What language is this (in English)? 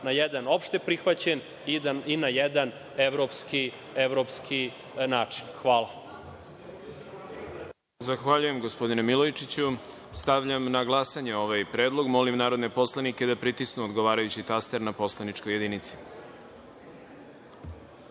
Serbian